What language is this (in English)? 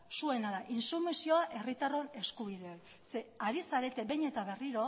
Basque